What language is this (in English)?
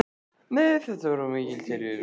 Icelandic